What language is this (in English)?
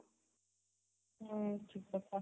Odia